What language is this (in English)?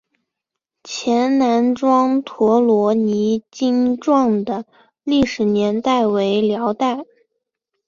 Chinese